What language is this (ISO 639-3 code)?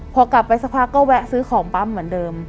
tha